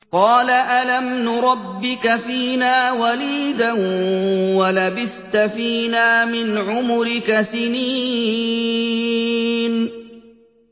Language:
Arabic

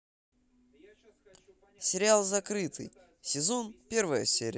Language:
Russian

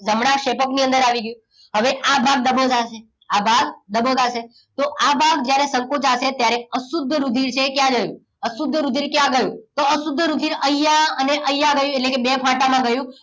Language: Gujarati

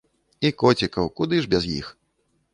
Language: Belarusian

